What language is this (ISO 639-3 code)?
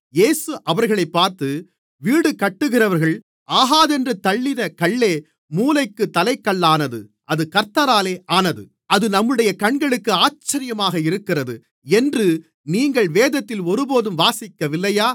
tam